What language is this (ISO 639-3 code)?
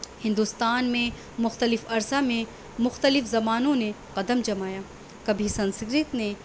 urd